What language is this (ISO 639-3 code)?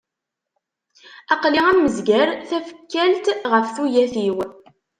kab